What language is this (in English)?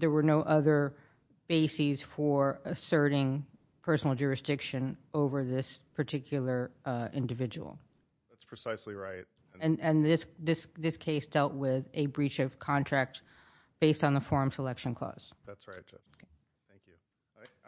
English